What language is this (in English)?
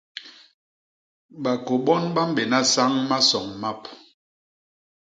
Basaa